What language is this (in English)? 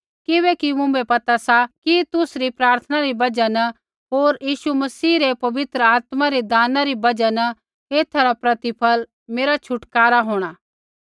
Kullu Pahari